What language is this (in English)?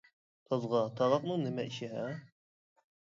Uyghur